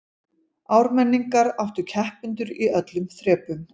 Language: Icelandic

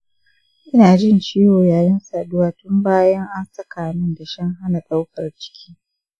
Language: Hausa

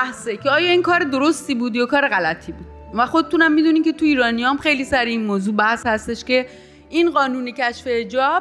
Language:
Persian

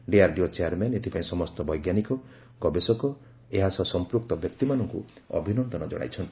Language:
Odia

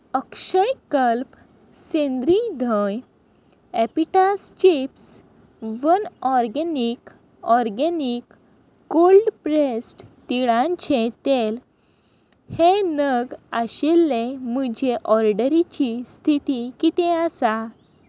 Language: Konkani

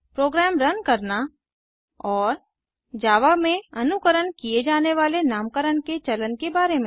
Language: Hindi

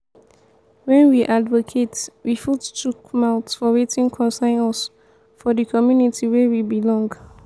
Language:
Nigerian Pidgin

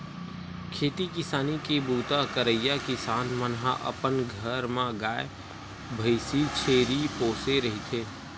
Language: Chhattisgarhi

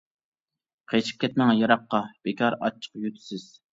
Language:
Uyghur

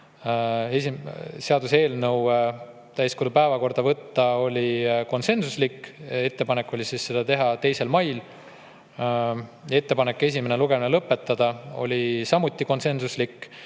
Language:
Estonian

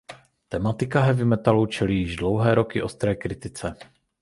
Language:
Czech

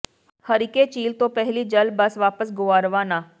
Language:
Punjabi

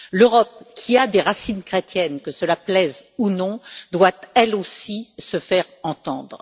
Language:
French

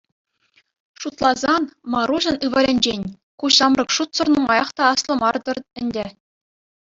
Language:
Chuvash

